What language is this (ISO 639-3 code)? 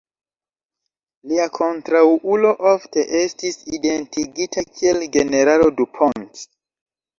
epo